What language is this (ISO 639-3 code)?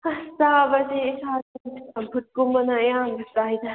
mni